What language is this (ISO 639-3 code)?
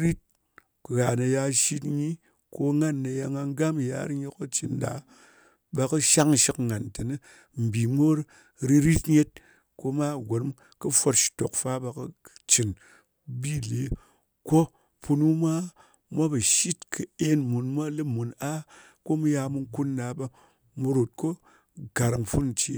anc